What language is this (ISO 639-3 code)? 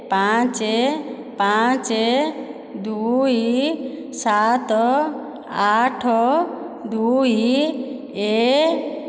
ori